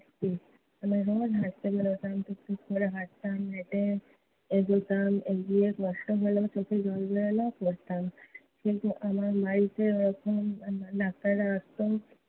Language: Bangla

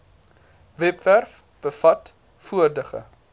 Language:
Afrikaans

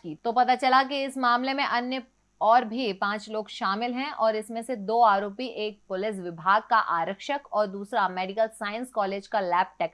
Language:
Hindi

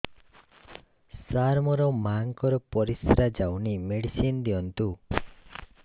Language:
Odia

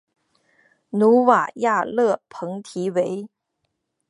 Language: Chinese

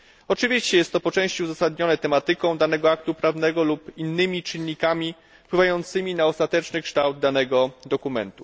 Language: Polish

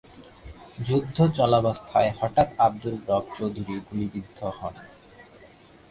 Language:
Bangla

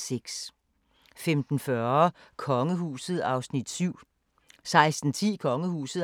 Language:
Danish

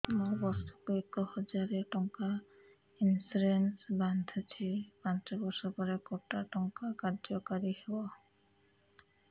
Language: Odia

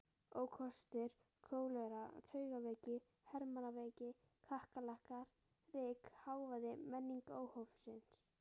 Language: Icelandic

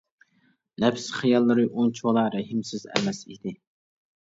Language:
Uyghur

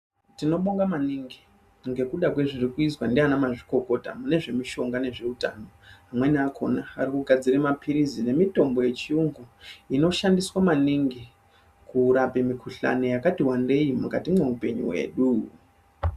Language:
Ndau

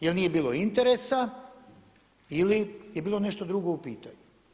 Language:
Croatian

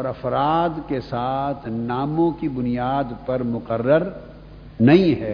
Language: Urdu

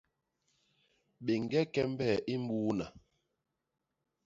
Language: Basaa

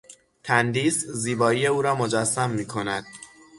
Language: Persian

